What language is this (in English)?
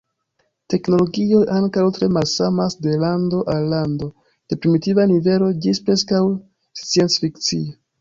Esperanto